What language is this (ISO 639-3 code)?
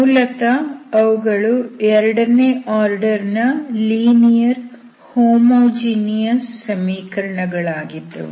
kan